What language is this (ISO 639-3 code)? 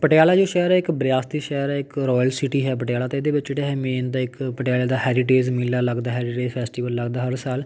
pan